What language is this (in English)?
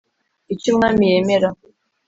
Kinyarwanda